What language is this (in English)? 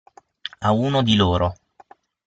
Italian